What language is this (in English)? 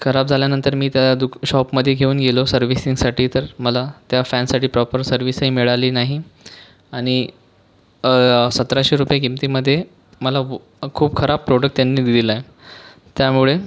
Marathi